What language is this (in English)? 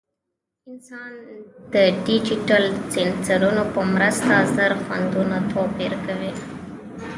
Pashto